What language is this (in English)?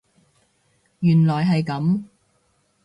Cantonese